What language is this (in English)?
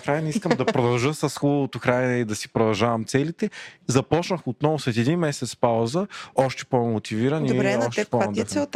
Bulgarian